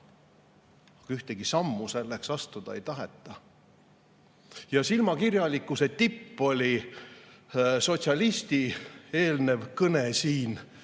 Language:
Estonian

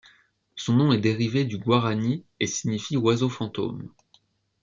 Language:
French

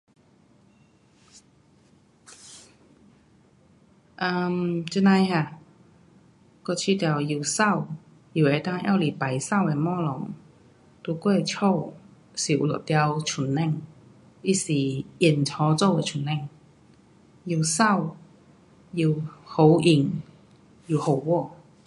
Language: Pu-Xian Chinese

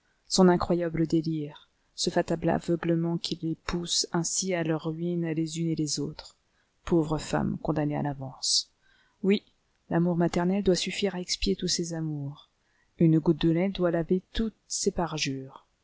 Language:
French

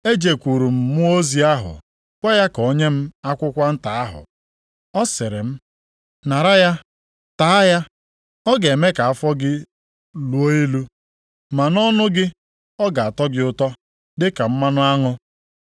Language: Igbo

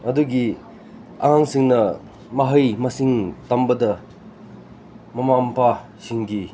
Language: Manipuri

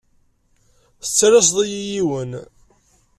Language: Kabyle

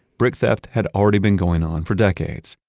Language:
English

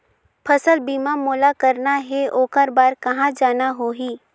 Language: Chhattisgarhi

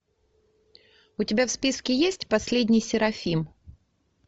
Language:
Russian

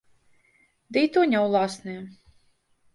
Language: Belarusian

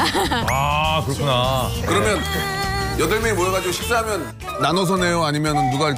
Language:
Korean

